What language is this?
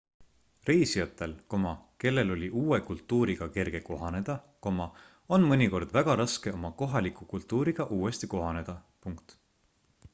Estonian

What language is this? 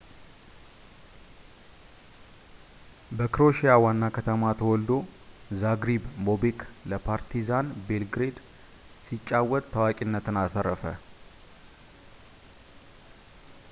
Amharic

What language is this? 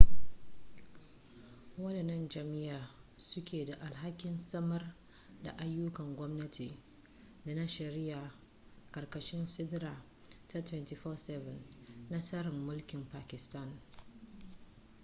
Hausa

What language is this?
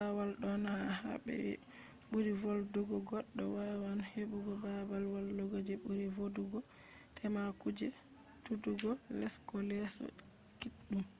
Fula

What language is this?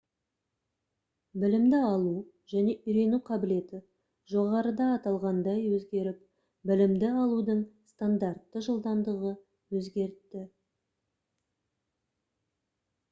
Kazakh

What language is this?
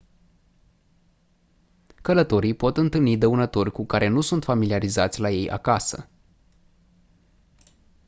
Romanian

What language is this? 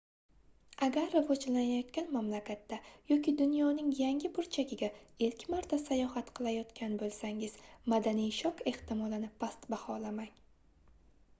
Uzbek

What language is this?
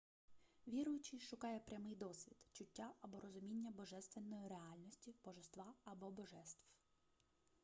Ukrainian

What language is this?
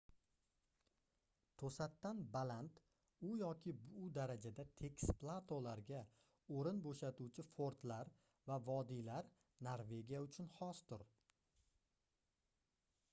Uzbek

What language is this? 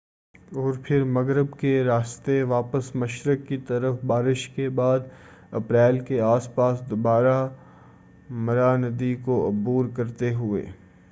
Urdu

